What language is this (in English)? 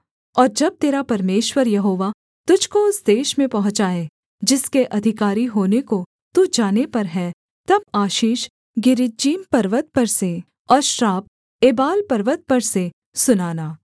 Hindi